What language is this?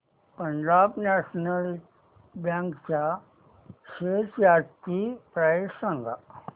Marathi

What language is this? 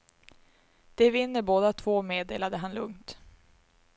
Swedish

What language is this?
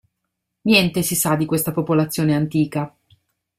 Italian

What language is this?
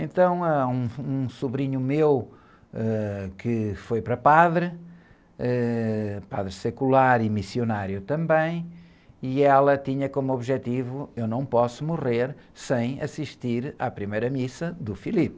Portuguese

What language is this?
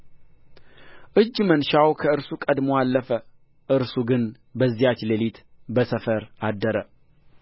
Amharic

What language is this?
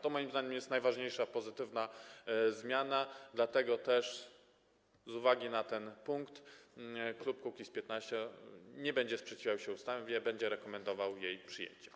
Polish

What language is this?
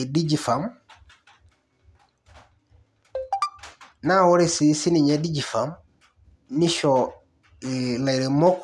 Masai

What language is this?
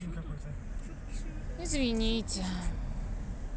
Russian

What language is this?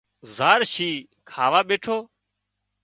Wadiyara Koli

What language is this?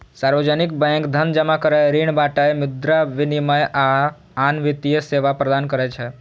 Maithili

